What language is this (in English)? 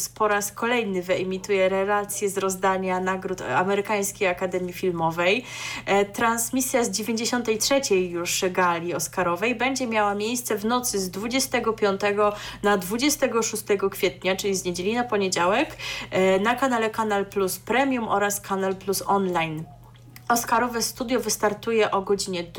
Polish